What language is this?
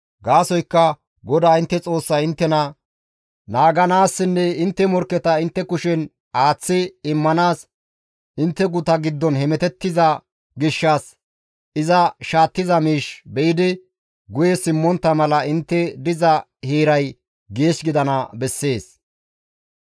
Gamo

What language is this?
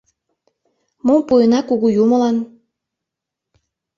Mari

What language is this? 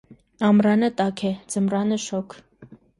Armenian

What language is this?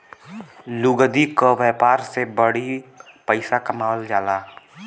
Bhojpuri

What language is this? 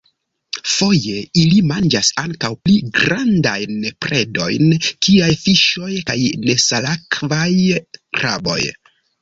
Esperanto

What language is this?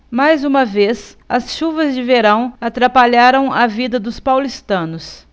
Portuguese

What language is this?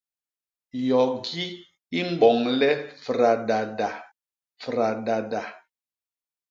Basaa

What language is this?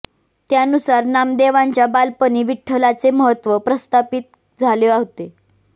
Marathi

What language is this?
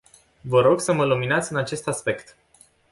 Romanian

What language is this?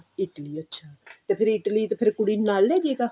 Punjabi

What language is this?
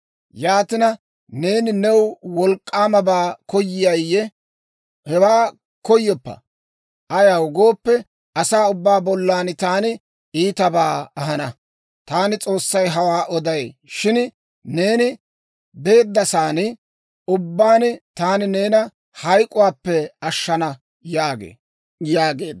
Dawro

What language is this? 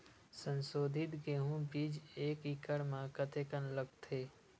Chhattisgarhi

